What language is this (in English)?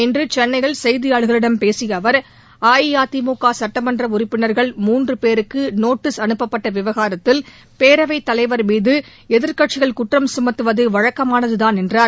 Tamil